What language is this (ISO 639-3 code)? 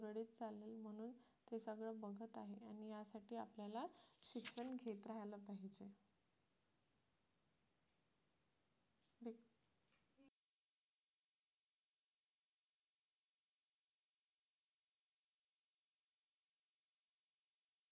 mar